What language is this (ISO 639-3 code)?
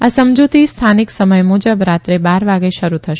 guj